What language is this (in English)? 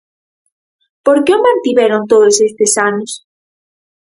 Galician